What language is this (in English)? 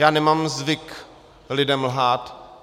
Czech